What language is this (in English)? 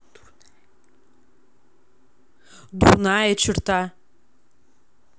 Russian